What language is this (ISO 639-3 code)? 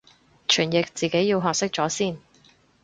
yue